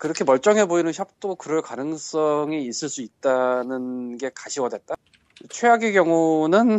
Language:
Korean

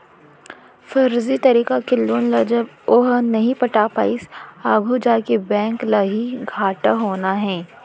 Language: Chhattisgarhi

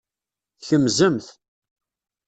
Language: Kabyle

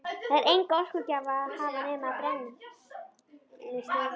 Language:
Icelandic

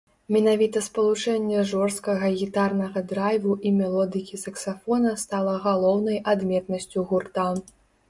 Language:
Belarusian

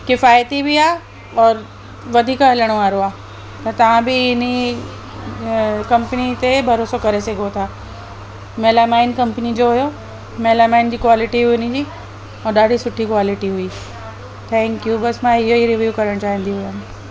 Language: Sindhi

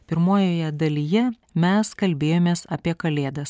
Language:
Lithuanian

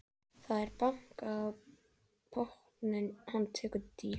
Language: Icelandic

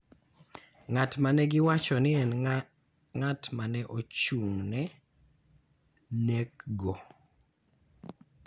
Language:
Luo (Kenya and Tanzania)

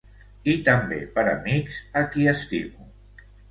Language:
Catalan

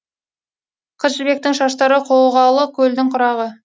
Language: Kazakh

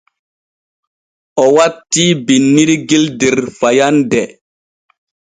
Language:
Borgu Fulfulde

